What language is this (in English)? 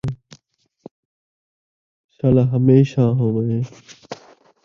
Saraiki